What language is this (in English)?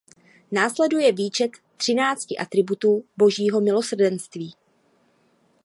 Czech